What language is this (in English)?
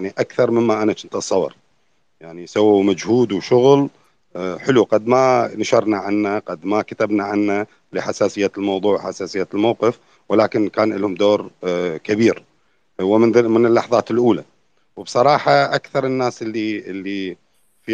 Arabic